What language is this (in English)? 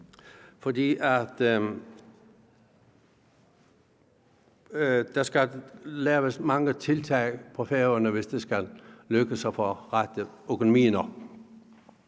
Danish